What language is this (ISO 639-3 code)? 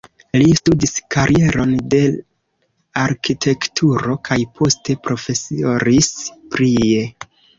epo